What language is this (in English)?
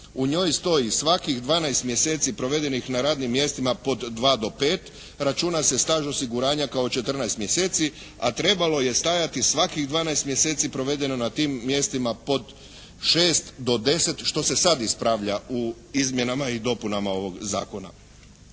Croatian